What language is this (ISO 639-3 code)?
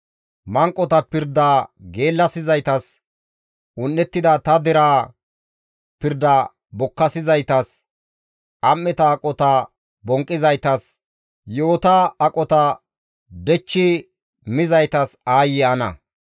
gmv